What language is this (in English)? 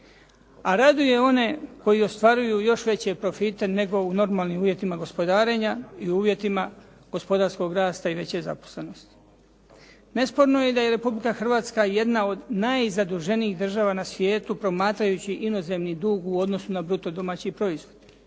Croatian